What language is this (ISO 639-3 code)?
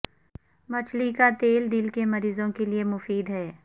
urd